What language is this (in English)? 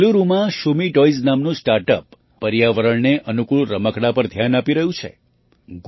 Gujarati